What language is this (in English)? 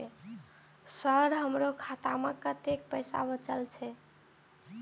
Maithili